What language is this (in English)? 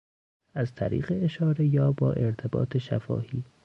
Persian